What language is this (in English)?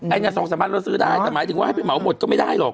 Thai